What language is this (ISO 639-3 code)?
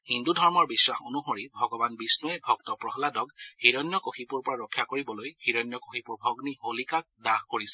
asm